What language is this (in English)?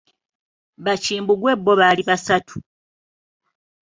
Ganda